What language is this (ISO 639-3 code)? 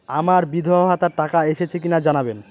ben